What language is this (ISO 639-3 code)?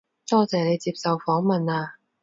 yue